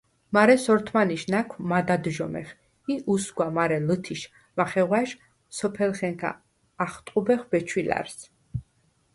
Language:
Svan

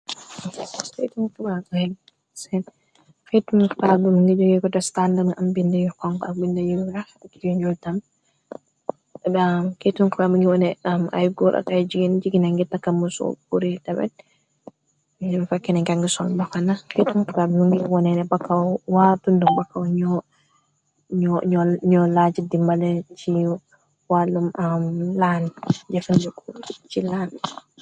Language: Wolof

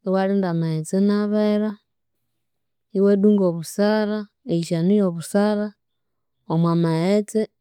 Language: Konzo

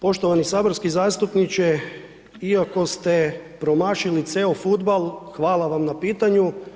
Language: Croatian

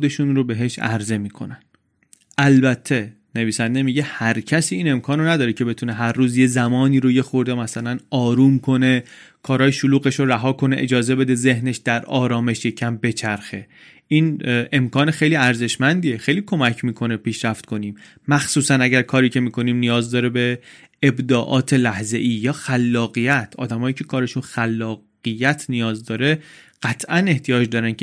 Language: Persian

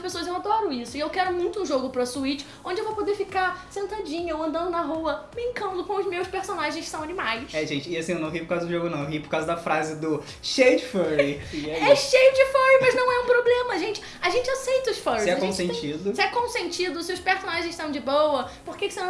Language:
Portuguese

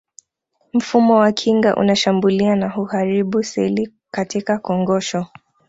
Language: Swahili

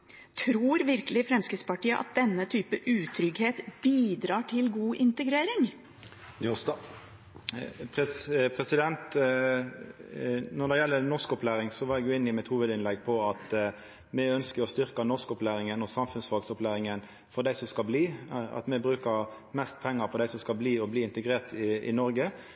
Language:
Norwegian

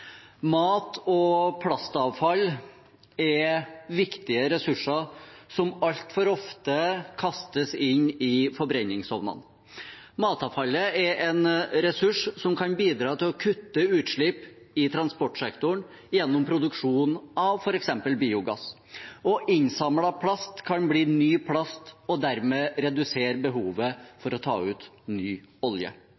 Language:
Norwegian Bokmål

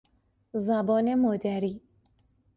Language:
Persian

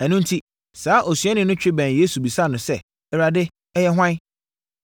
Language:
Akan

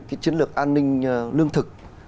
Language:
Vietnamese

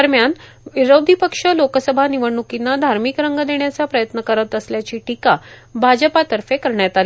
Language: Marathi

